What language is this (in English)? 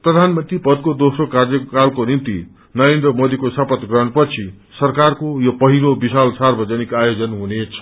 Nepali